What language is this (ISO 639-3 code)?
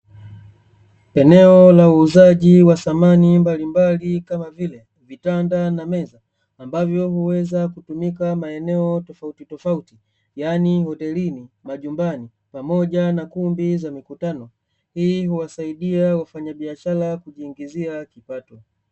swa